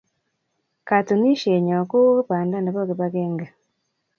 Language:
Kalenjin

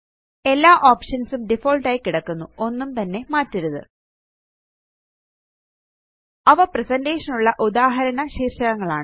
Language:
Malayalam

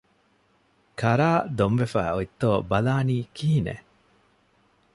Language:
Divehi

